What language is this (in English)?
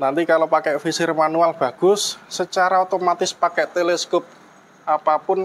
Indonesian